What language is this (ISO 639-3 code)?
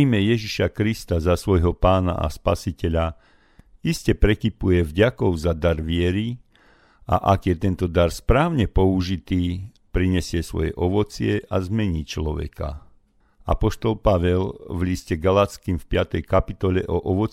slk